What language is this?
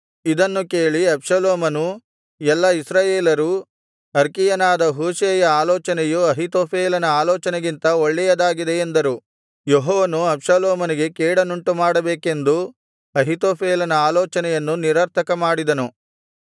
Kannada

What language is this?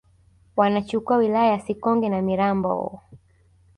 Swahili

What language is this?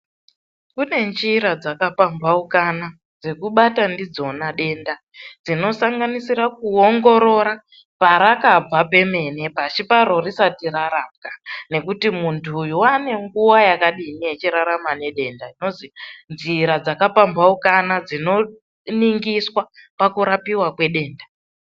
Ndau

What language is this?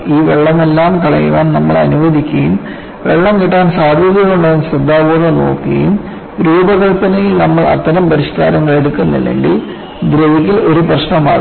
Malayalam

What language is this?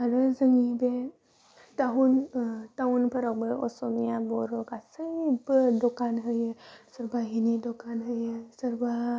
Bodo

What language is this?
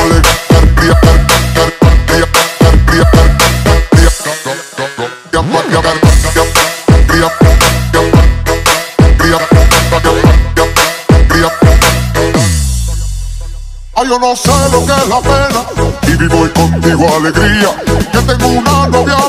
Russian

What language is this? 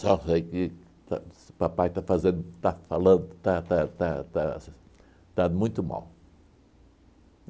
Portuguese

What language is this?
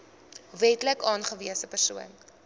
Afrikaans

